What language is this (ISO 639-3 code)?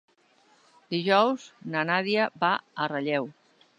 cat